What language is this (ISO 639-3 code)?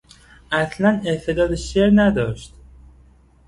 fas